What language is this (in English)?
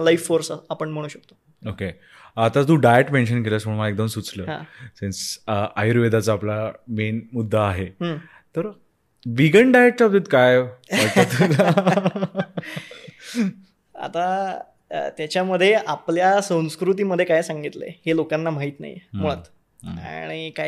Marathi